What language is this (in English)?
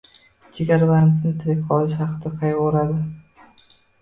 Uzbek